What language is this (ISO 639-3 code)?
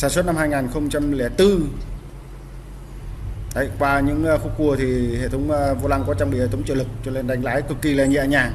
vie